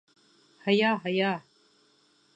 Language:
Bashkir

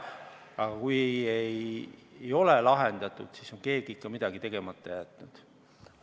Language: Estonian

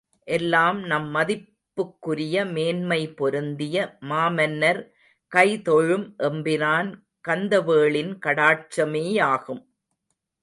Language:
Tamil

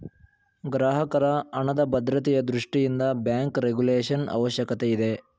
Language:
Kannada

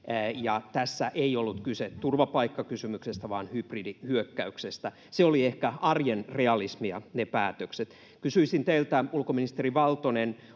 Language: Finnish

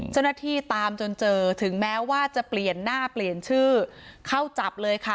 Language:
Thai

